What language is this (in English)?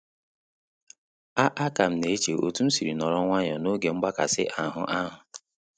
Igbo